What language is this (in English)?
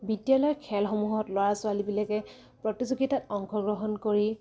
Assamese